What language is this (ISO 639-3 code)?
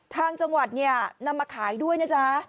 tha